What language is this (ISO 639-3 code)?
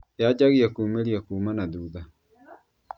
kik